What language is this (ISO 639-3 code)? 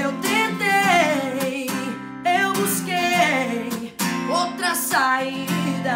por